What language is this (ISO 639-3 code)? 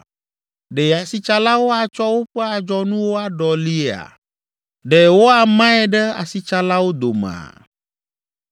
ewe